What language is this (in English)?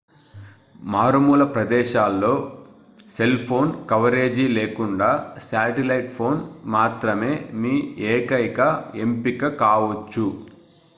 Telugu